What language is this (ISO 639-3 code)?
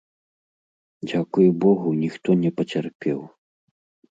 bel